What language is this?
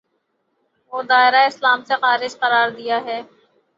Urdu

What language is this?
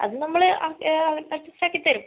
Malayalam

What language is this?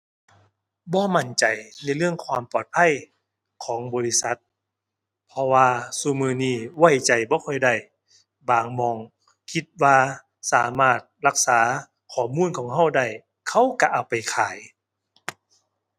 Thai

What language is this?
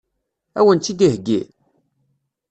Kabyle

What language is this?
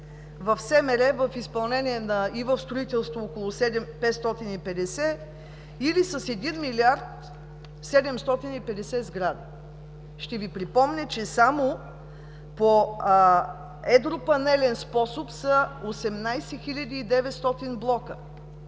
Bulgarian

